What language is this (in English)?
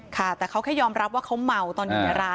Thai